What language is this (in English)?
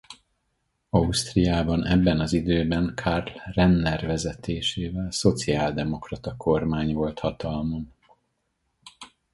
Hungarian